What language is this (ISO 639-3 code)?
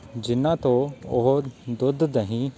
pan